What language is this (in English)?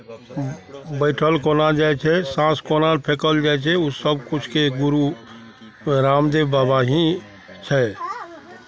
Maithili